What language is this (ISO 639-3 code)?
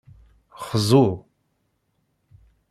kab